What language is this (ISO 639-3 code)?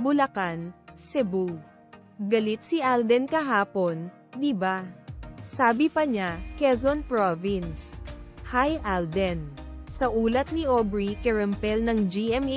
fil